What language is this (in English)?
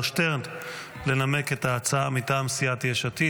Hebrew